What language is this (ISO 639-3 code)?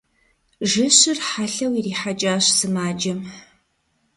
kbd